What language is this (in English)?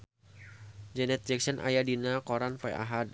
Sundanese